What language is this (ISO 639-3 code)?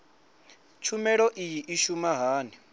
ven